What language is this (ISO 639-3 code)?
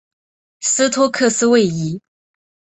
zho